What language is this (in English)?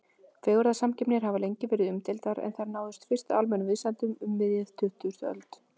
Icelandic